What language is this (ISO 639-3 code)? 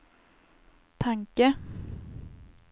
swe